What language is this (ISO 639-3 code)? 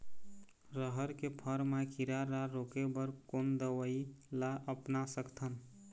hne